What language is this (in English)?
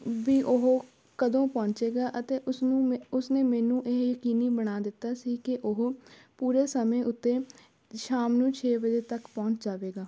Punjabi